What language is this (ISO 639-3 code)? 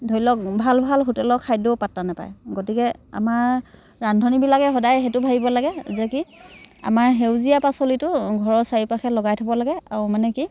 asm